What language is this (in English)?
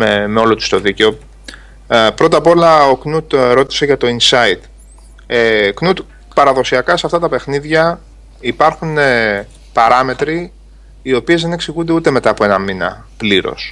Greek